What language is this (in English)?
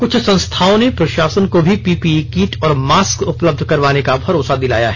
Hindi